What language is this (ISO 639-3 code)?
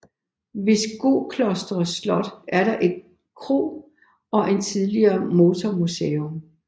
dan